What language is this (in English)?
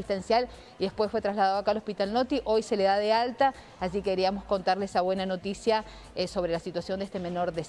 Spanish